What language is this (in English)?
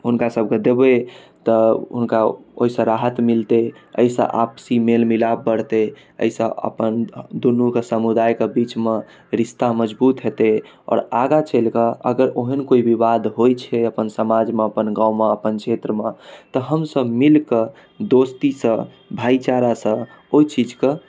Maithili